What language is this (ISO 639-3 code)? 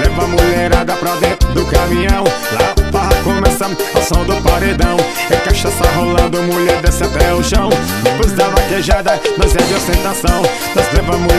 por